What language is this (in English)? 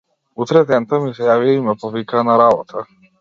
Macedonian